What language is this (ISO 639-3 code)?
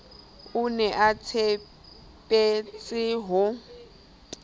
sot